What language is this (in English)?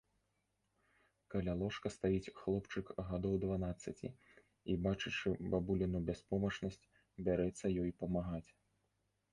Belarusian